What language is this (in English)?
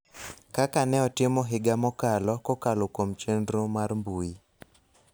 Luo (Kenya and Tanzania)